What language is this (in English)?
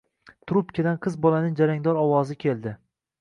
Uzbek